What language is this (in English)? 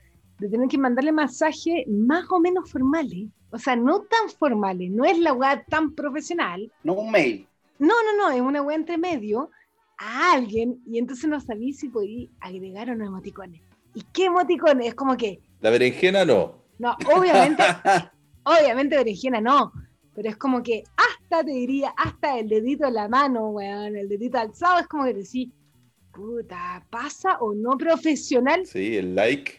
Spanish